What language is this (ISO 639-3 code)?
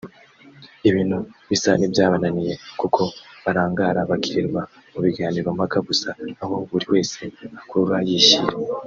kin